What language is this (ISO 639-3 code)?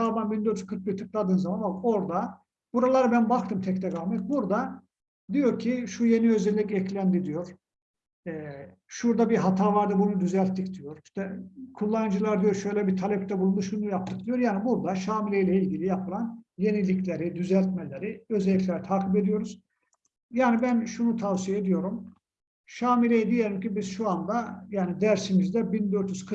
tur